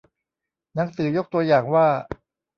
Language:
Thai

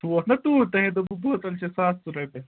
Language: Kashmiri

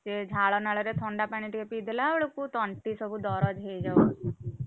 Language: Odia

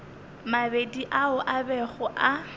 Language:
Northern Sotho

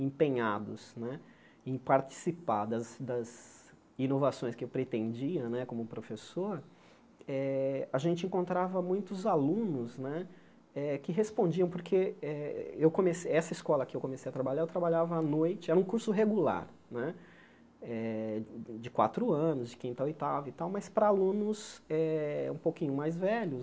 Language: Portuguese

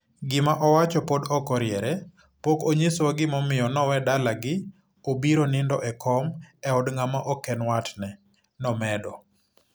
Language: Luo (Kenya and Tanzania)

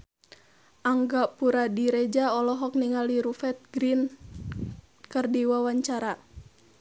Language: Sundanese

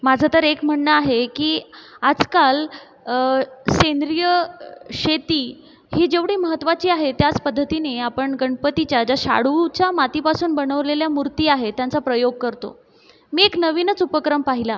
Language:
Marathi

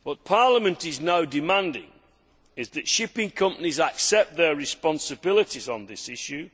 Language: English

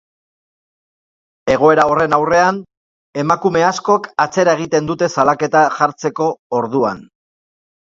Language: Basque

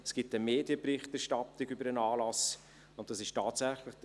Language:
Swiss German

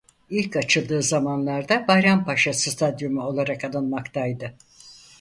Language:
Turkish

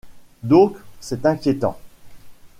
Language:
French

